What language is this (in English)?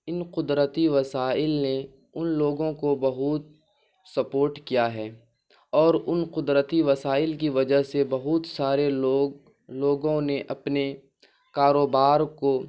Urdu